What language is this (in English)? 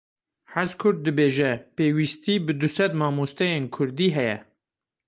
Kurdish